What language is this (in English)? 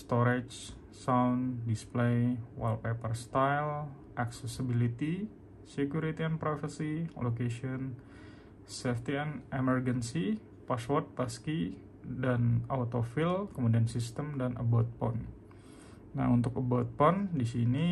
Indonesian